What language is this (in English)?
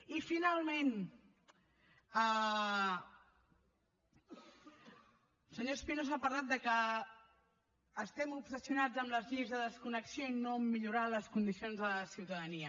Catalan